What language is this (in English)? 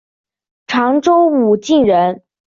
Chinese